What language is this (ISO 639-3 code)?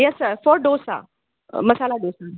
hin